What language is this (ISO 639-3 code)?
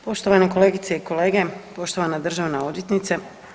hrv